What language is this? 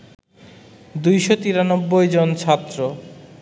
Bangla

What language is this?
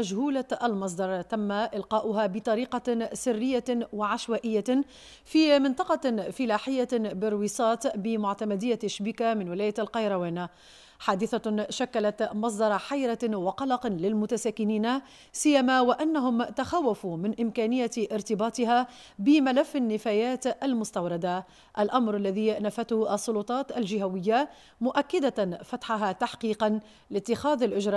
Arabic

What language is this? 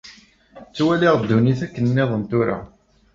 Kabyle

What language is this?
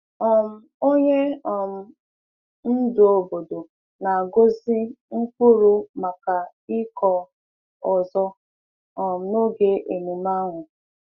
Igbo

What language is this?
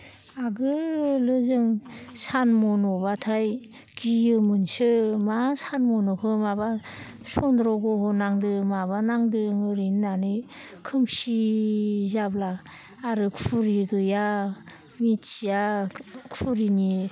Bodo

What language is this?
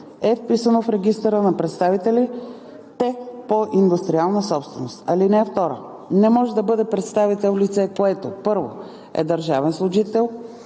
Bulgarian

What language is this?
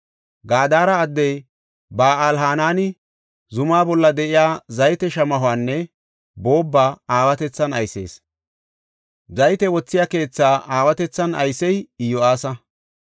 Gofa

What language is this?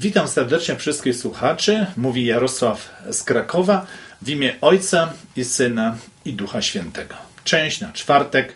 Polish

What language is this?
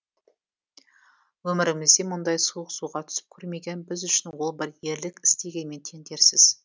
Kazakh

